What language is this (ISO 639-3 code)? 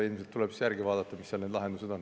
est